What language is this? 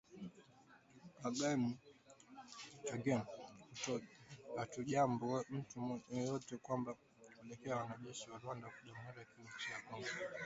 Swahili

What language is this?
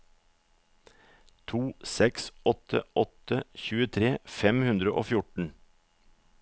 Norwegian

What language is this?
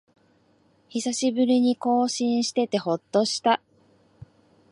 Japanese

